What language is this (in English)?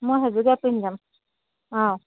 Assamese